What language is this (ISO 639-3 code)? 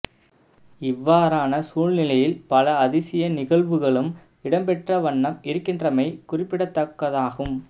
tam